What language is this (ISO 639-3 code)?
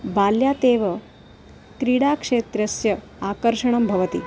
san